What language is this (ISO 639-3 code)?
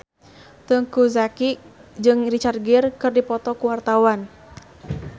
sun